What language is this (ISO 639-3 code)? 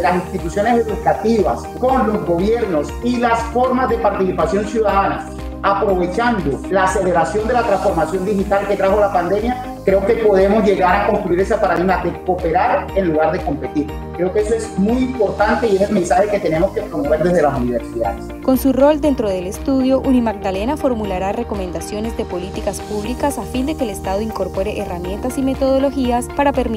spa